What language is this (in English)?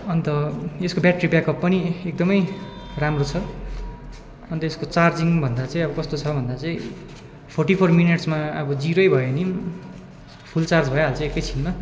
Nepali